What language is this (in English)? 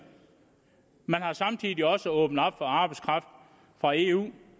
Danish